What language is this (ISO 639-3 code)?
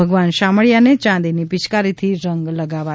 guj